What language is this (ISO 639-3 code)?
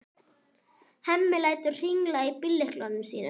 isl